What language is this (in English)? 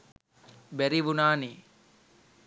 Sinhala